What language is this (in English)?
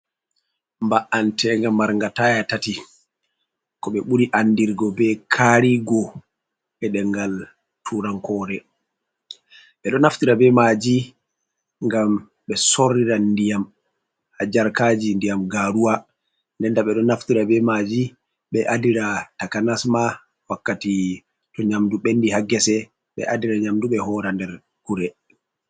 Fula